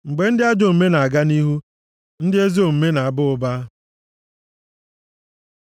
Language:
Igbo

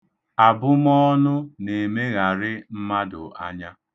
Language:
Igbo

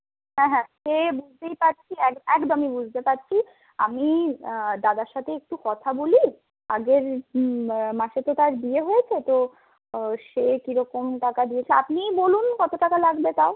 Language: Bangla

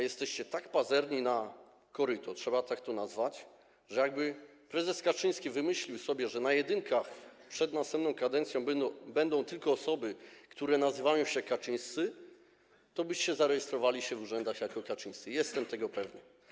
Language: Polish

